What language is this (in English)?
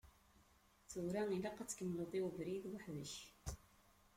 Kabyle